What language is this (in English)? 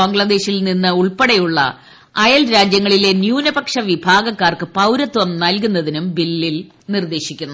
Malayalam